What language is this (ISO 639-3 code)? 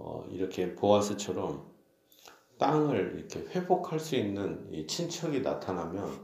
kor